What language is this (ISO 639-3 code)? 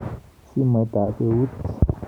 kln